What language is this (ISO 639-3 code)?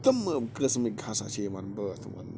kas